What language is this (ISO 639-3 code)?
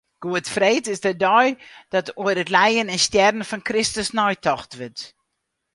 fry